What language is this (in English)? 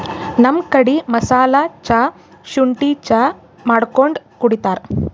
Kannada